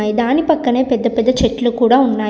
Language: Telugu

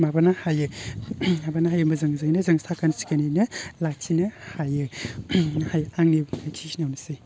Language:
Bodo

